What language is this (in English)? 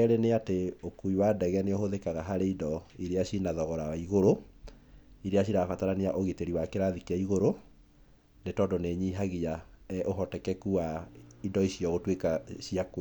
Kikuyu